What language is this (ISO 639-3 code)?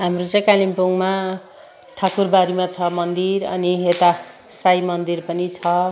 nep